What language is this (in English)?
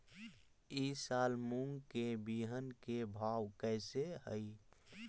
Magahi